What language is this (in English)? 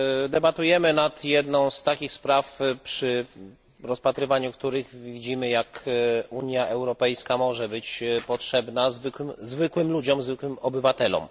Polish